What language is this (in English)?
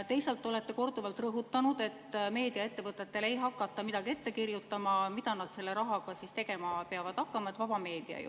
Estonian